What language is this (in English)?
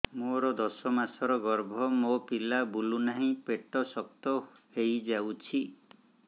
Odia